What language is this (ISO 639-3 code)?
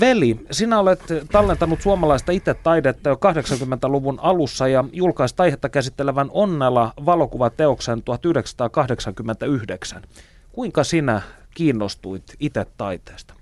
fin